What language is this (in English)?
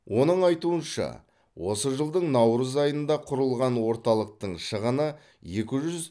Kazakh